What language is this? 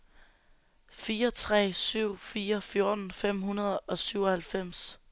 Danish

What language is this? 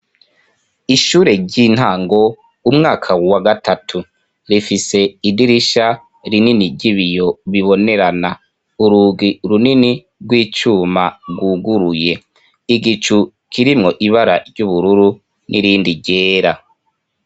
Rundi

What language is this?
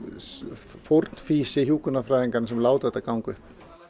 Icelandic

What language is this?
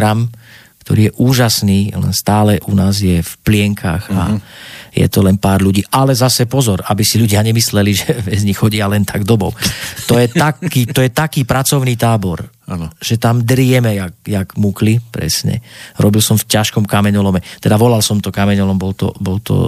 Slovak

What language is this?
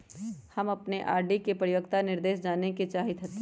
Magahi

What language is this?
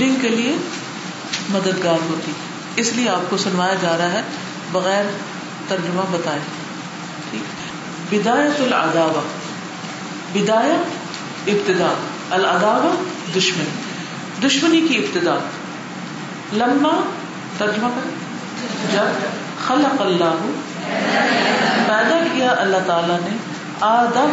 Urdu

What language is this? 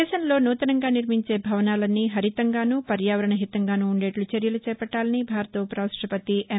Telugu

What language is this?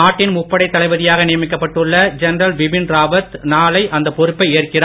Tamil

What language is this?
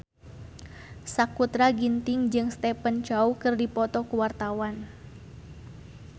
Sundanese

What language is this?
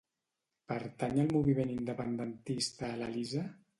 Catalan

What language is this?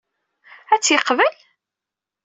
Kabyle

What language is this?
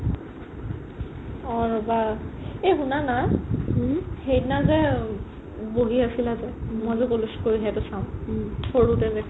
Assamese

